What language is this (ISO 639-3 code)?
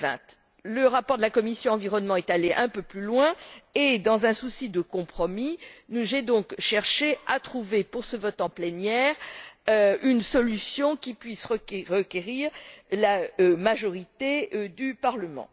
fra